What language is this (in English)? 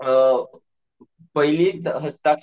Marathi